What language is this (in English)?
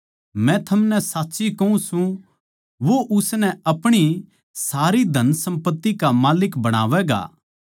Haryanvi